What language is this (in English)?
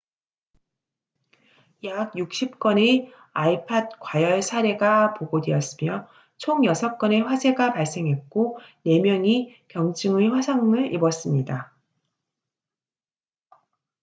Korean